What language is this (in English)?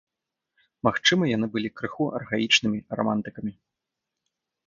Belarusian